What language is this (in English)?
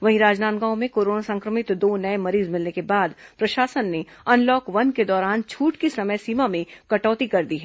Hindi